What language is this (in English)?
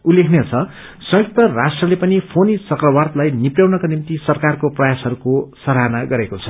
Nepali